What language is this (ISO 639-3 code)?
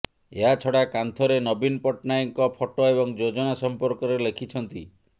ori